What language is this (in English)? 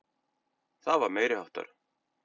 Icelandic